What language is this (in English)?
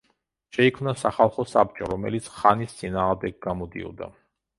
Georgian